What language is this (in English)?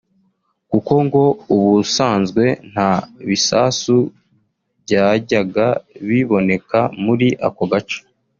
Kinyarwanda